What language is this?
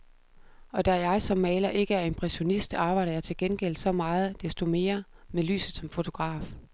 Danish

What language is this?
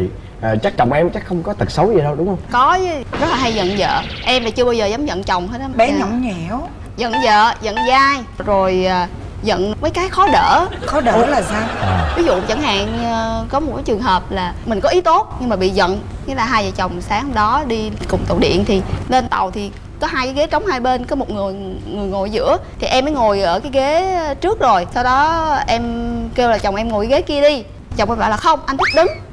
Vietnamese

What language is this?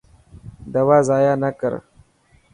Dhatki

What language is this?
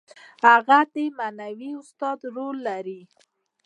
Pashto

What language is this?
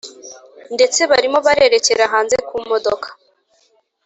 Kinyarwanda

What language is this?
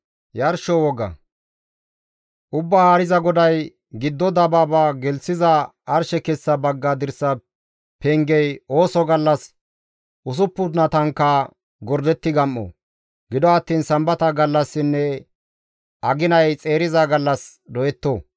Gamo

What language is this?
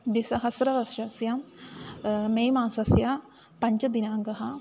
Sanskrit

